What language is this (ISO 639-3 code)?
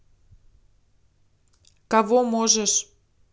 rus